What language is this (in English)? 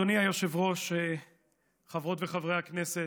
Hebrew